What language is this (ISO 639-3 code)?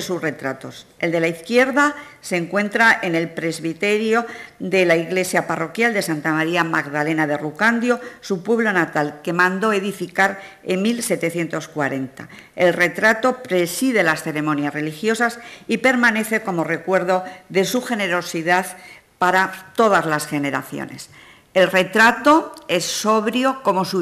spa